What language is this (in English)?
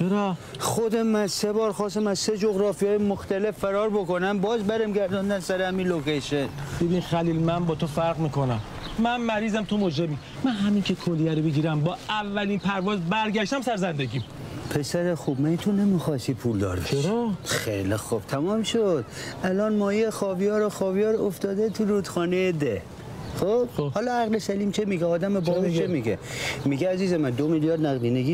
Persian